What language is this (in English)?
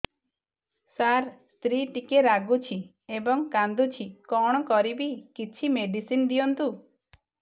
Odia